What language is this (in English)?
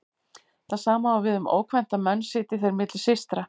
Icelandic